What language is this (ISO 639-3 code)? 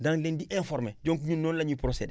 wol